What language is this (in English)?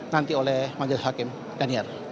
Indonesian